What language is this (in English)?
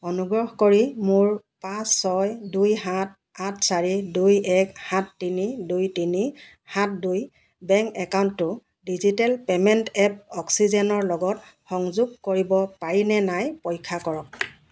Assamese